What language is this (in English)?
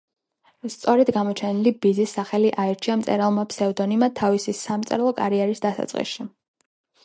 Georgian